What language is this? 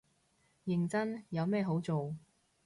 Cantonese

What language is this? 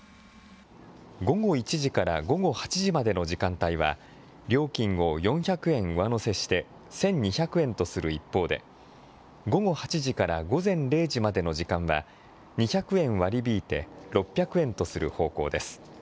Japanese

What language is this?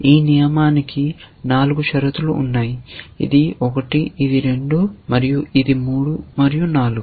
Telugu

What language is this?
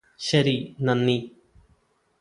Malayalam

